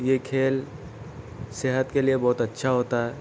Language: Urdu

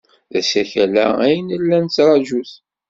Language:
Kabyle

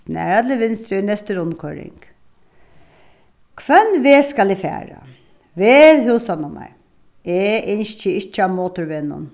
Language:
Faroese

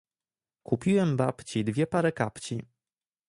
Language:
Polish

